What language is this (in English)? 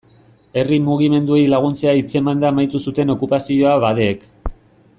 Basque